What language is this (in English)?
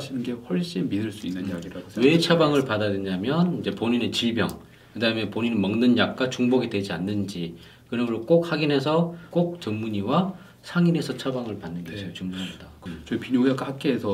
Korean